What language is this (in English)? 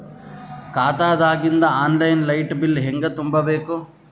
Kannada